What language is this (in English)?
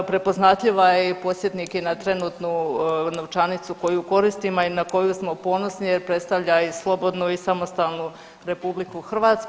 Croatian